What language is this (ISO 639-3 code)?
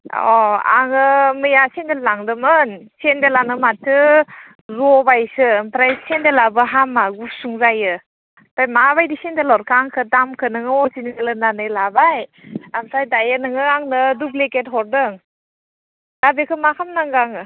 brx